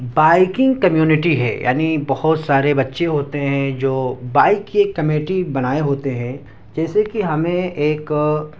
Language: Urdu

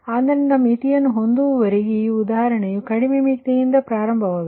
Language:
Kannada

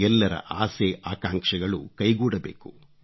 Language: Kannada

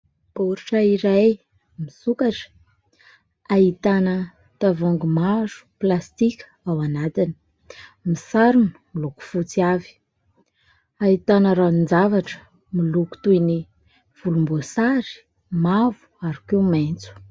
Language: Malagasy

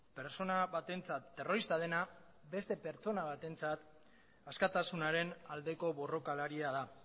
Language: Basque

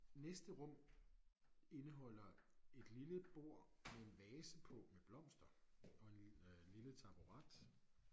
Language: Danish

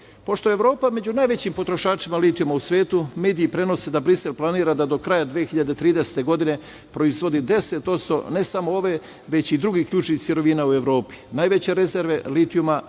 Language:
Serbian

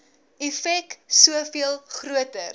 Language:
Afrikaans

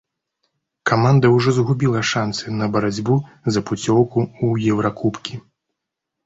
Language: Belarusian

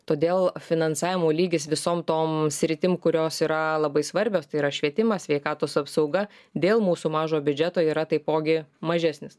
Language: Lithuanian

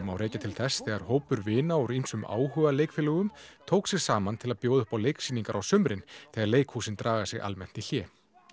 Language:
Icelandic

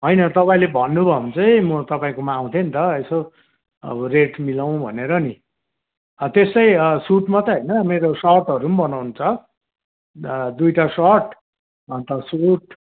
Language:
Nepali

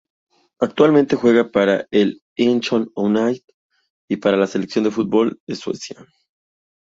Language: Spanish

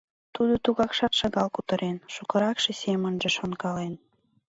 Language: Mari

